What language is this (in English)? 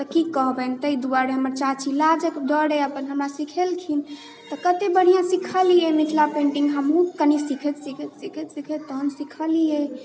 Maithili